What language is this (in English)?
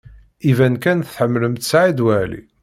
Kabyle